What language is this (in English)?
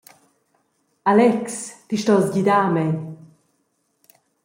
Romansh